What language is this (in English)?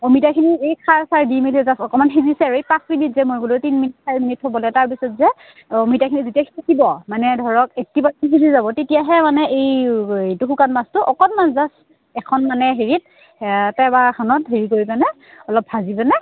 Assamese